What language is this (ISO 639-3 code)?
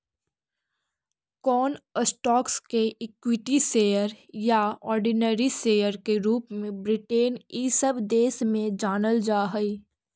mag